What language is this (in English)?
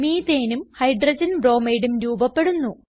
Malayalam